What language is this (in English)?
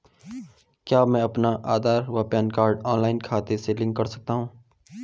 Hindi